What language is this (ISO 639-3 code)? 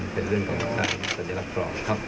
tha